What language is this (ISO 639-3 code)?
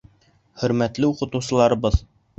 bak